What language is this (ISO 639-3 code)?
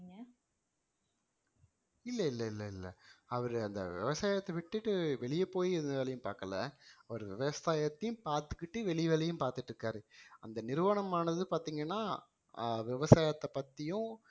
tam